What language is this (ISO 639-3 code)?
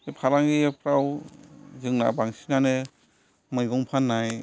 brx